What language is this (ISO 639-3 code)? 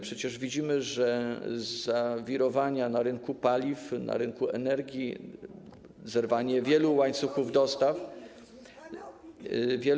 pol